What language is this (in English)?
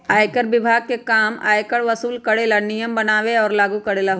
Magahi